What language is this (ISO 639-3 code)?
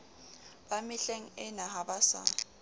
sot